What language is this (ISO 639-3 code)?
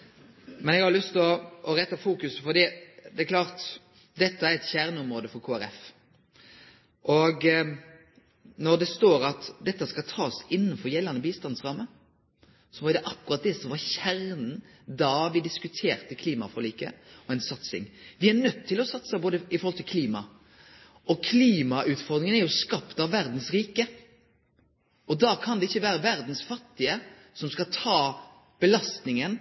nno